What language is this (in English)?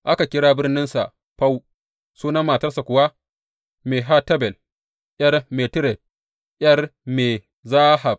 Hausa